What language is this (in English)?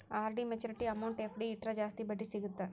Kannada